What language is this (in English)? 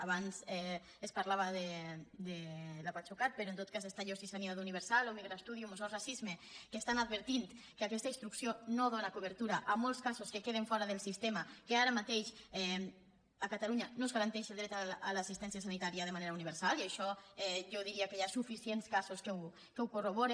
Catalan